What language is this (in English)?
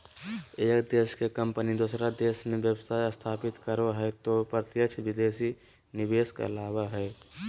Magahi